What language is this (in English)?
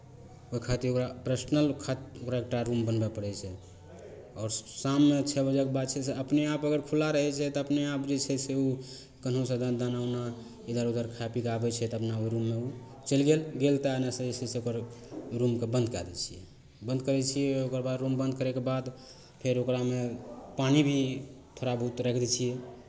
Maithili